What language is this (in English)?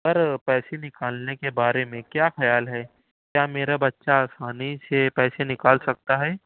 Urdu